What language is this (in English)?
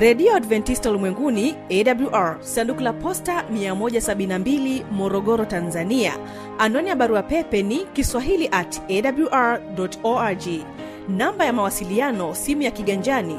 Swahili